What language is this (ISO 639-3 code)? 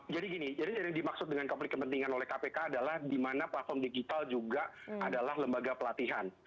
ind